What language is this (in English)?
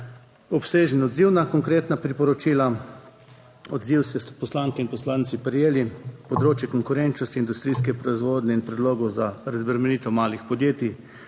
Slovenian